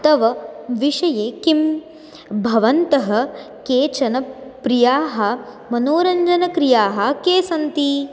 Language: Sanskrit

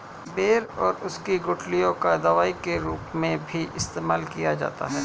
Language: Hindi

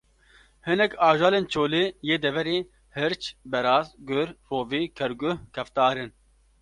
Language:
Kurdish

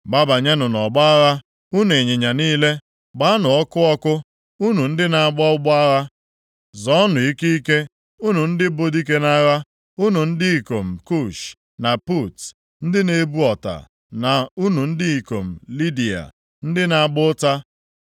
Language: Igbo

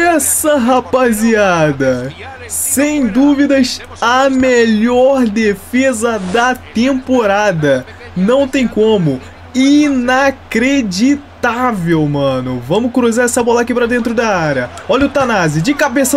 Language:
Portuguese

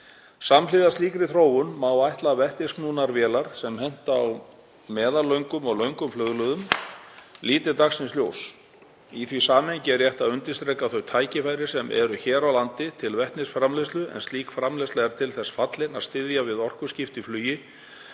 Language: Icelandic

